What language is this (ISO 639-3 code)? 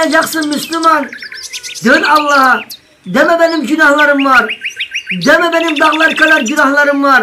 tur